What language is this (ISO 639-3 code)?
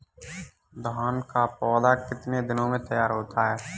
hin